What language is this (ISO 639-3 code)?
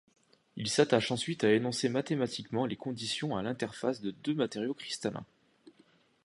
fra